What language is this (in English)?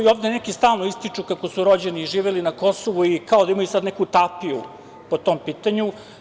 Serbian